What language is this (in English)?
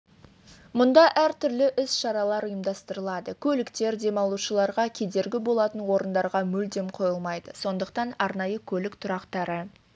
Kazakh